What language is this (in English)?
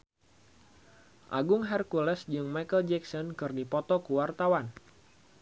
Sundanese